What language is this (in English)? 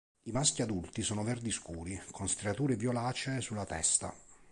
Italian